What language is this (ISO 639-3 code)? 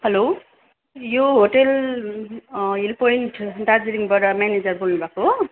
nep